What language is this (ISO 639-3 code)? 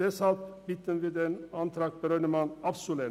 gsw